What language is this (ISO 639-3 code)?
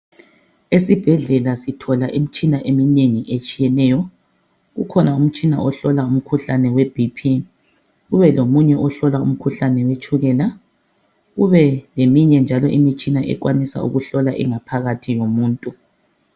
nde